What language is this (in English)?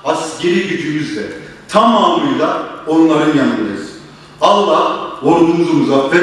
Turkish